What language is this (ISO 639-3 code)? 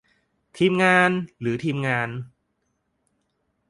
tha